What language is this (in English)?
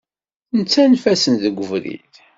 Kabyle